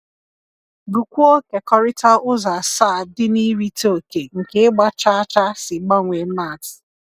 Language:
Igbo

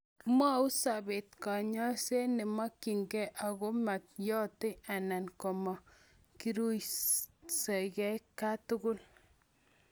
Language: Kalenjin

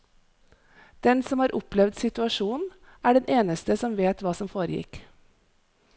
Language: Norwegian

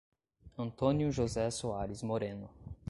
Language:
Portuguese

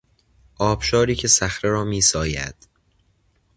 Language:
Persian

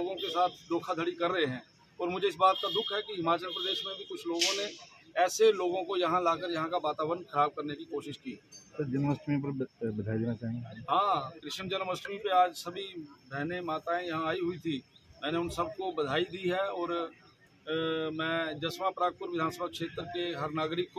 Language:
Hindi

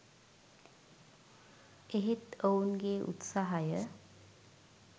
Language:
Sinhala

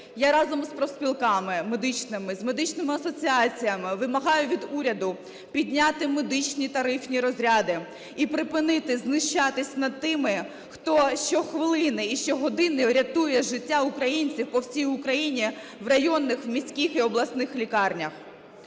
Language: Ukrainian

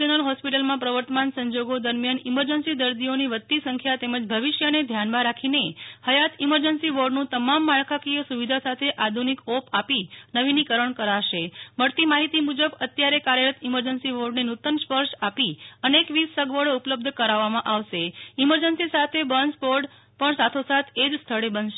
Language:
Gujarati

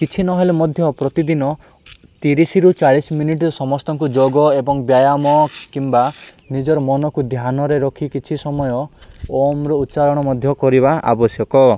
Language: Odia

